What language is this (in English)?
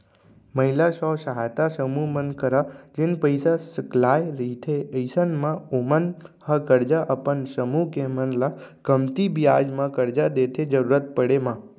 Chhattisgarhi